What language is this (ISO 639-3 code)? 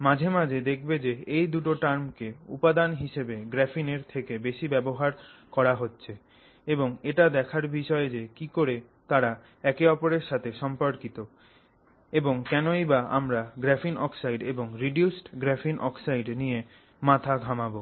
ben